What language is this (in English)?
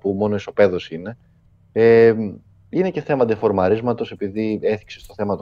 Greek